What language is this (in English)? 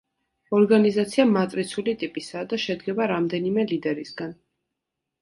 Georgian